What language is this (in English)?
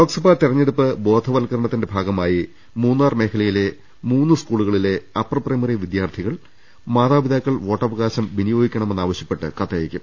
Malayalam